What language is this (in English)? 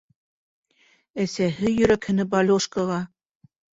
Bashkir